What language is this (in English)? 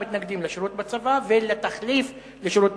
Hebrew